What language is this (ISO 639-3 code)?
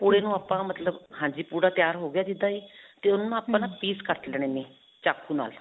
pan